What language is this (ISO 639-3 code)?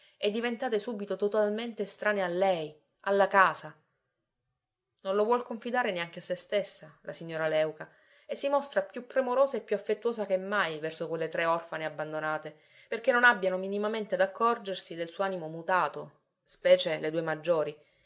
ita